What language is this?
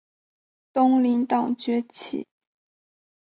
Chinese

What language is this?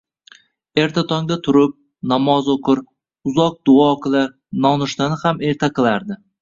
Uzbek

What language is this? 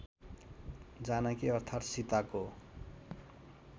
Nepali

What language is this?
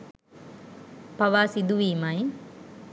Sinhala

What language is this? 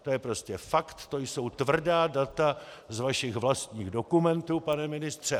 Czech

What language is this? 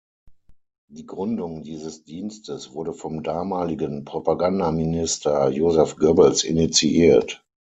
German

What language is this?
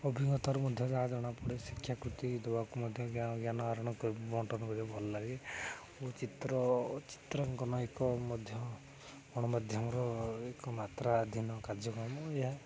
Odia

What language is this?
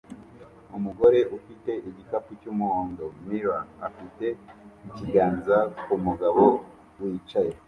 Kinyarwanda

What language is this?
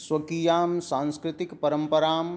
Sanskrit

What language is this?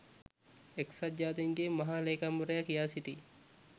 Sinhala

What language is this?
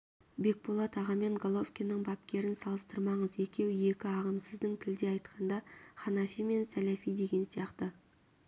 Kazakh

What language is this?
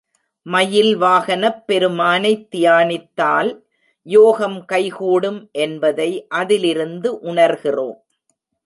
Tamil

